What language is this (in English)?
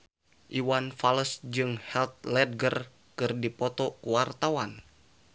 Sundanese